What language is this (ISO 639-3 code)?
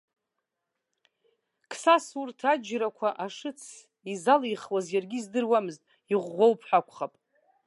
abk